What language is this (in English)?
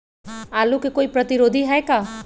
Magahi